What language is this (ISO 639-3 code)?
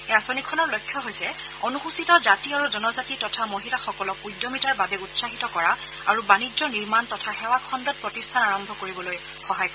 asm